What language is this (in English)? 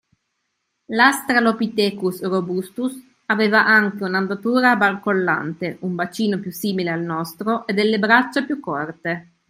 Italian